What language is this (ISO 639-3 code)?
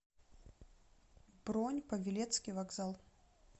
rus